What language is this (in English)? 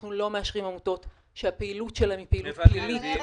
Hebrew